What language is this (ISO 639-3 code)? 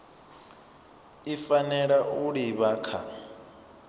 ven